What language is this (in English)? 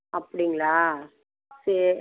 Tamil